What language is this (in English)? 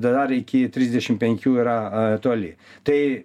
Lithuanian